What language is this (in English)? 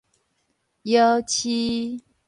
Min Nan Chinese